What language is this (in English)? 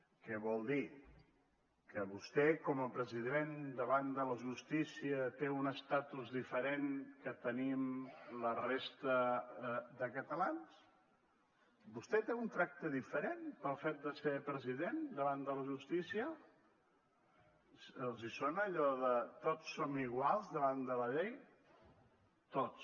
Catalan